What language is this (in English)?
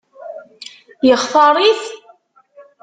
Kabyle